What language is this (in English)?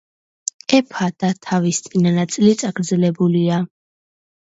Georgian